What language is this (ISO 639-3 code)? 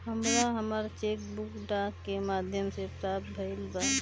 bho